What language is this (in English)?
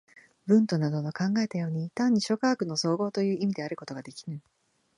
Japanese